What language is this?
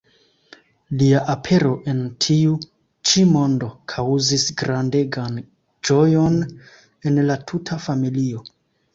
Esperanto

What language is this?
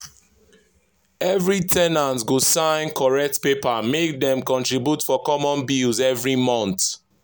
Nigerian Pidgin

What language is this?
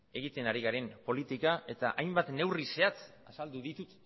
Basque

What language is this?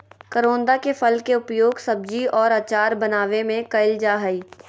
Magahi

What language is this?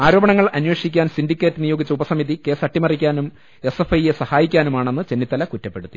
Malayalam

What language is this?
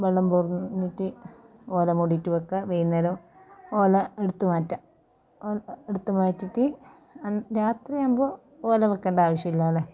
Malayalam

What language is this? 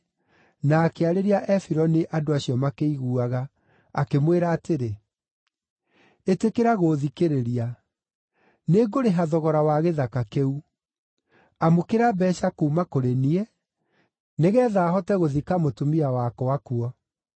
Kikuyu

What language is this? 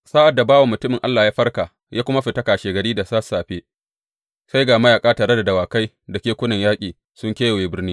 Hausa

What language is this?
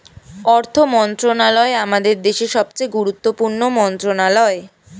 Bangla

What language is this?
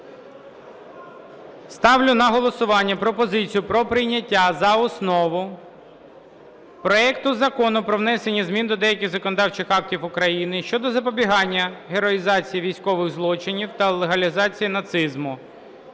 Ukrainian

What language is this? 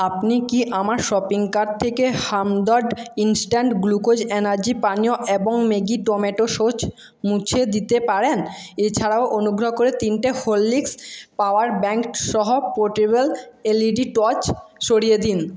Bangla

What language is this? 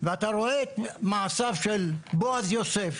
Hebrew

